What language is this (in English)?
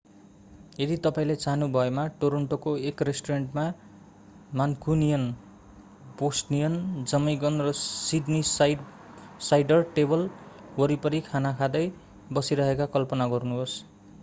Nepali